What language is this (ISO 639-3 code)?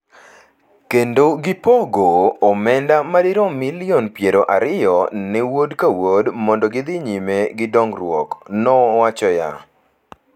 luo